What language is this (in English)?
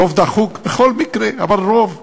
Hebrew